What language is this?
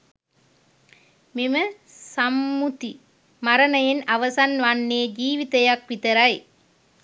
Sinhala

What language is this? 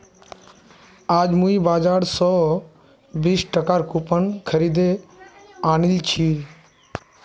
Magahi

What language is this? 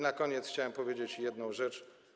Polish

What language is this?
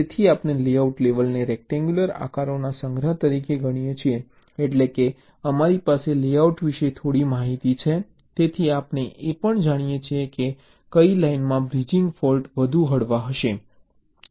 Gujarati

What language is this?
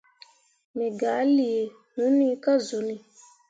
Mundang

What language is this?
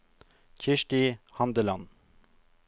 Norwegian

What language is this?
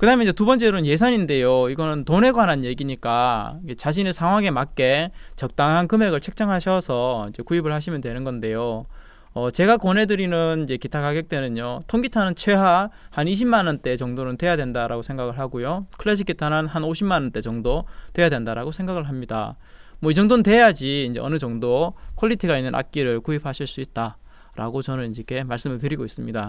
Korean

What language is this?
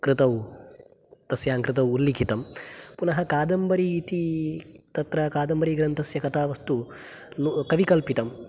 Sanskrit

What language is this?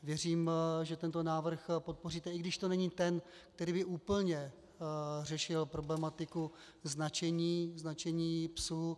Czech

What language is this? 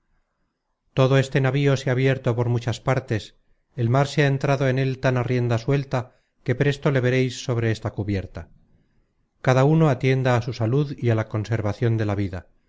Spanish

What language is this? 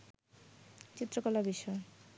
Bangla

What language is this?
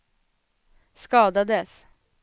Swedish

